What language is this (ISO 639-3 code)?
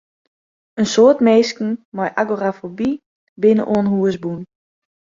fry